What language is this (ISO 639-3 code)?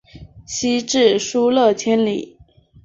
zho